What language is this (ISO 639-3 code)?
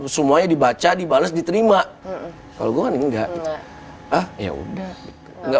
ind